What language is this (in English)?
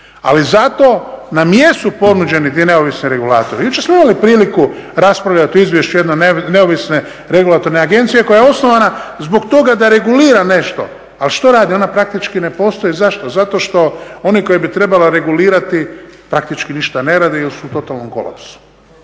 Croatian